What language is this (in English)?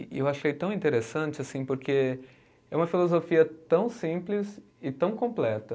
Portuguese